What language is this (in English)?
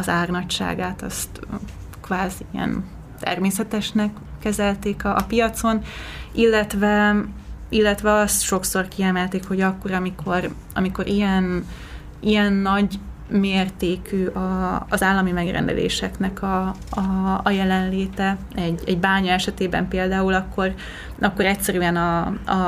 Hungarian